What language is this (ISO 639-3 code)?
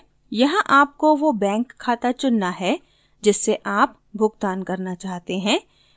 hin